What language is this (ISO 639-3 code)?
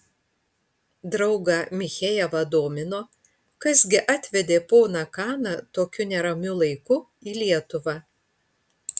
lit